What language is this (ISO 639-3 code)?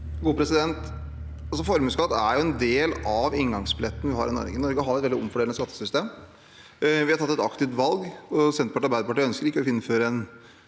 nor